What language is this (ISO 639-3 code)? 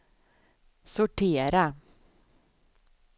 swe